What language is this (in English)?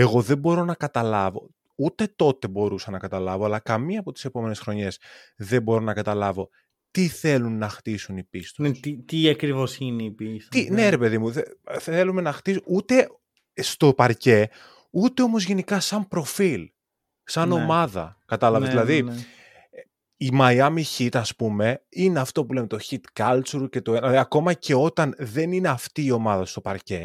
Greek